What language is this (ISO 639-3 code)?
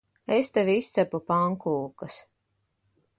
lav